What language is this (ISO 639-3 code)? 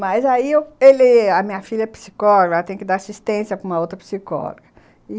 por